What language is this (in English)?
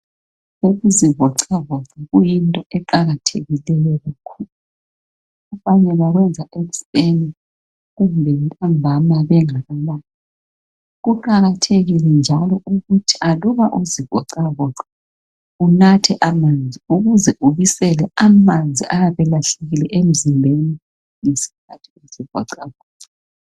North Ndebele